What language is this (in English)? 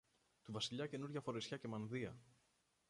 Greek